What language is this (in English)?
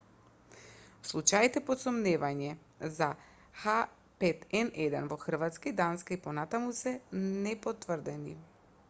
Macedonian